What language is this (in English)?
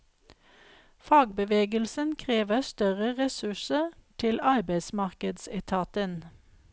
Norwegian